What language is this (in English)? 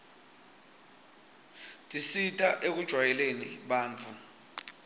Swati